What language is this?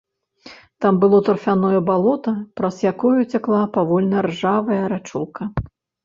Belarusian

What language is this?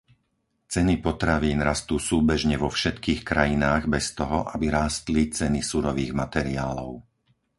Slovak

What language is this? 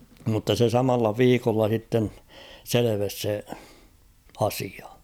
Finnish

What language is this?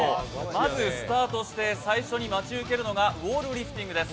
Japanese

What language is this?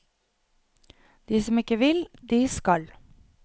Norwegian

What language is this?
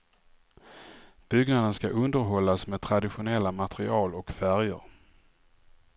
Swedish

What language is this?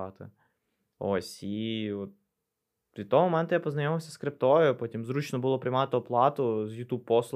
Ukrainian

